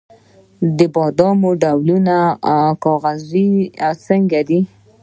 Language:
Pashto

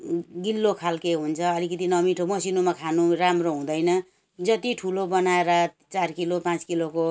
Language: Nepali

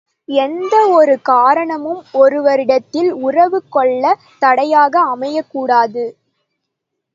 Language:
Tamil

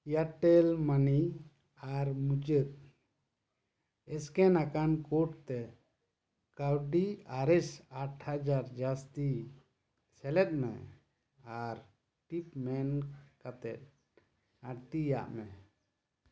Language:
Santali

